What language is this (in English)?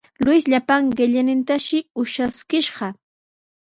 Sihuas Ancash Quechua